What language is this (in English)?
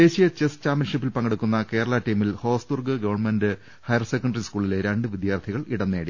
Malayalam